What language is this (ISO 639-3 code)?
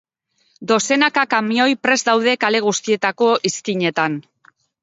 eus